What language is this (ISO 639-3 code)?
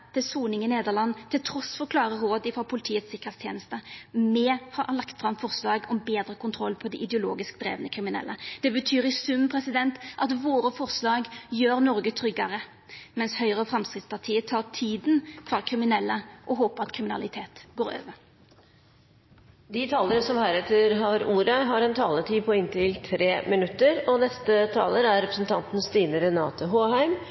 nor